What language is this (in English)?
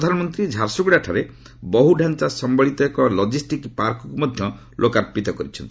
Odia